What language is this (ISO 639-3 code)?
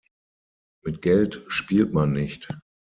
deu